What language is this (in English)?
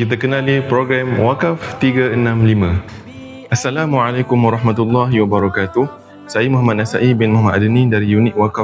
Malay